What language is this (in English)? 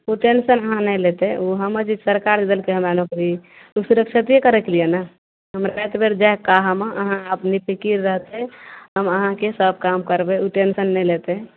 Maithili